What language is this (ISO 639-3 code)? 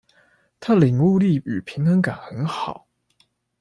zho